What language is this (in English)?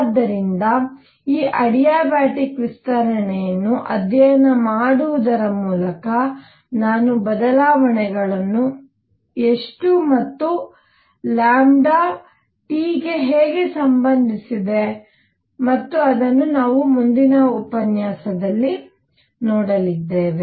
Kannada